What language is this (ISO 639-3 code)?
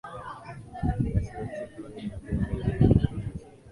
swa